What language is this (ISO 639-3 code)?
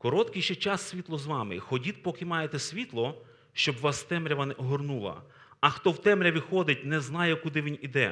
ukr